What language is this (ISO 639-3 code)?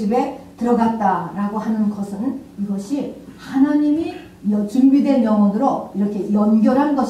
kor